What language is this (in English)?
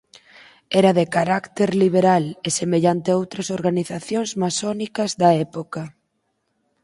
Galician